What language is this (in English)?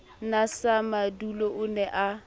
Southern Sotho